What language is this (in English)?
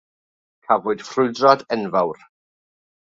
Welsh